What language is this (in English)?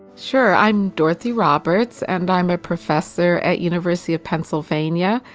English